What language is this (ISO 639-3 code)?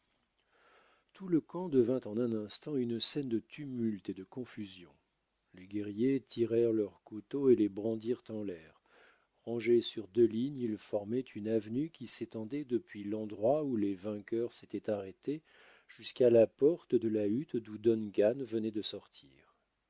fra